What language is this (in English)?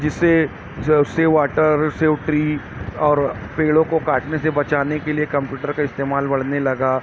Urdu